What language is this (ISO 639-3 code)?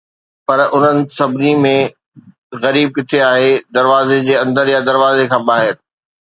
snd